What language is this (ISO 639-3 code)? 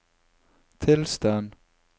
nor